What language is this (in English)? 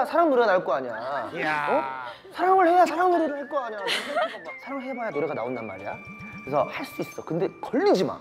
Korean